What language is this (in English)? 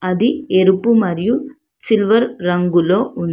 Telugu